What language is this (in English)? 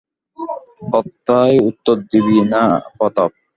Bangla